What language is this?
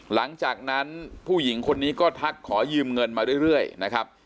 Thai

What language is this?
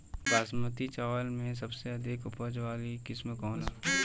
Bhojpuri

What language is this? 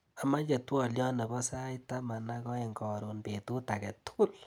Kalenjin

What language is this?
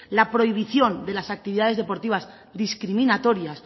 Spanish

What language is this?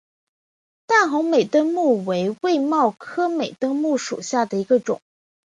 Chinese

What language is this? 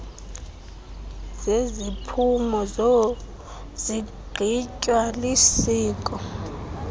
Xhosa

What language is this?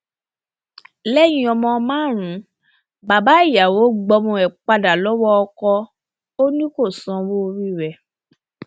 Yoruba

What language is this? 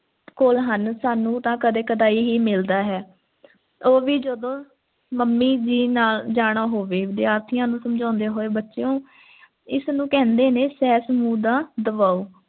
Punjabi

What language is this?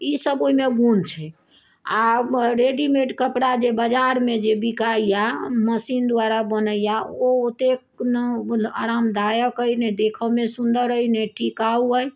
Maithili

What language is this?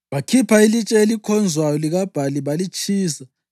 North Ndebele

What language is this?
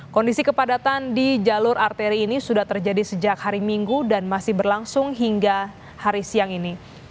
Indonesian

